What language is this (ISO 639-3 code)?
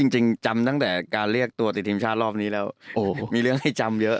tha